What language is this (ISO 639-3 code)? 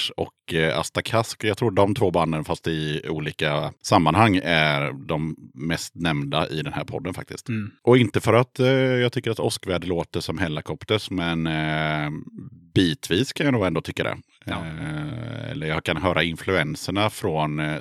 swe